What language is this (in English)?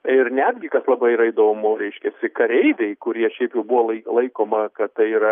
Lithuanian